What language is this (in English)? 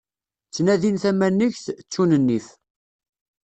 Kabyle